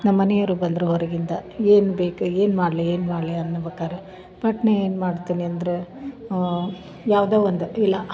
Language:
Kannada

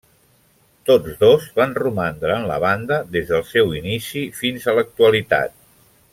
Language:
Catalan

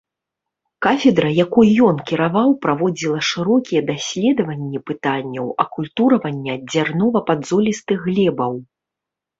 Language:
Belarusian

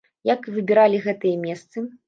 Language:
Belarusian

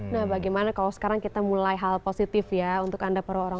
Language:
Indonesian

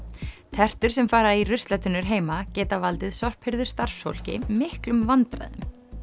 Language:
Icelandic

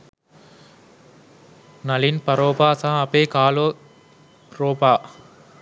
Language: Sinhala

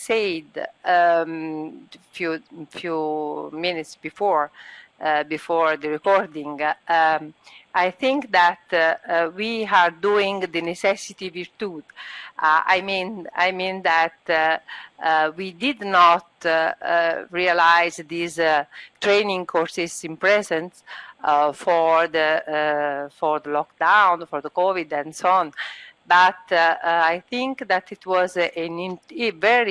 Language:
Italian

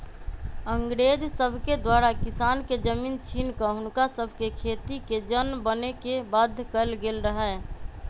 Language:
Magahi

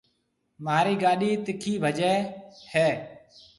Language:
Marwari (Pakistan)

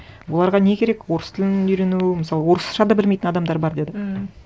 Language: Kazakh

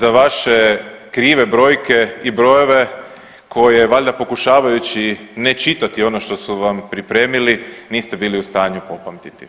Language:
Croatian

